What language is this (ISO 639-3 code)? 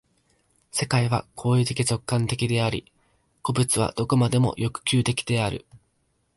jpn